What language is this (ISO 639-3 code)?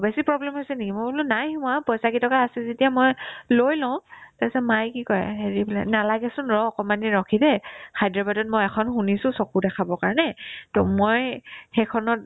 asm